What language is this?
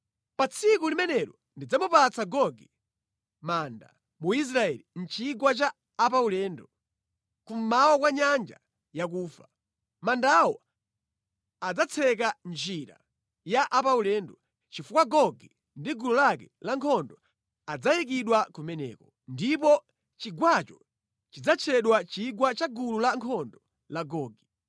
Nyanja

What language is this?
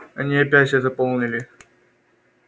Russian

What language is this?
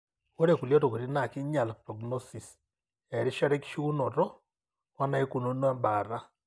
Masai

